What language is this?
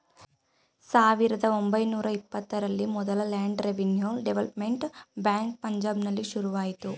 Kannada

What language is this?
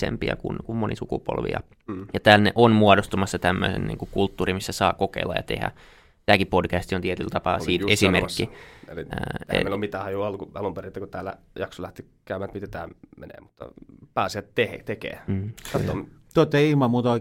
Finnish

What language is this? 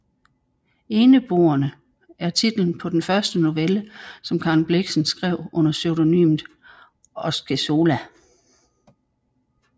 Danish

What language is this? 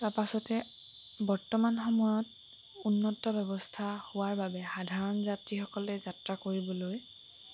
Assamese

